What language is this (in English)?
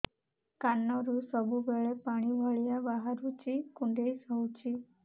Odia